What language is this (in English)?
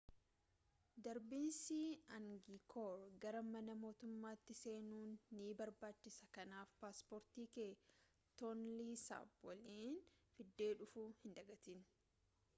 Oromo